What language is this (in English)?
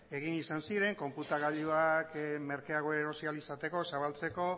Basque